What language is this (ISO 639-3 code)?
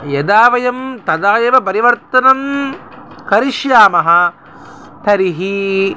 san